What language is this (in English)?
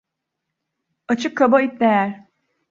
Turkish